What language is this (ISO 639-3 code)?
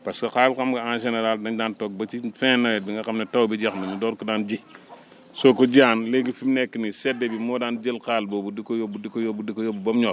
wol